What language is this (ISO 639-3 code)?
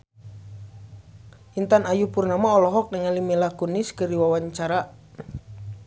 sun